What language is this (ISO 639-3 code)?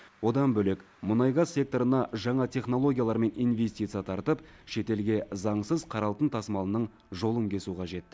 kaz